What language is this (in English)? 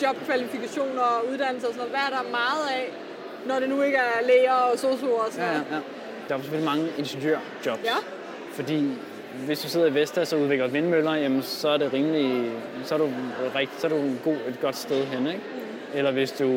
Danish